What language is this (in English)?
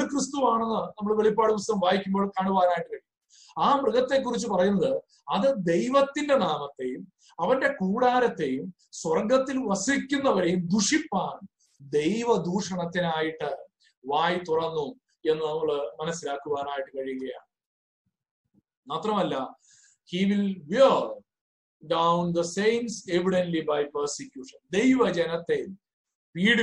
Malayalam